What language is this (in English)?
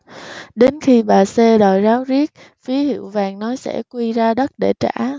Vietnamese